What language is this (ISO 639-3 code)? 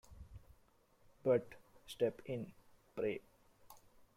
eng